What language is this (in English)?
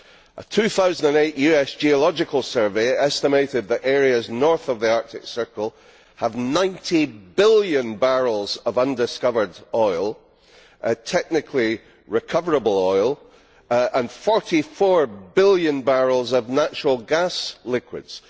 English